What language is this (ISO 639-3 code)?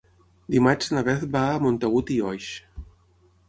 cat